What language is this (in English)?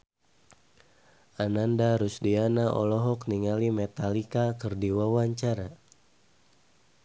Sundanese